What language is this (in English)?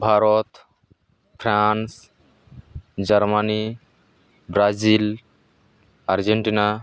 Santali